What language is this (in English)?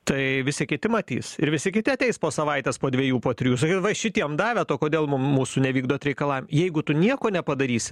Lithuanian